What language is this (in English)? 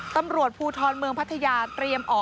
Thai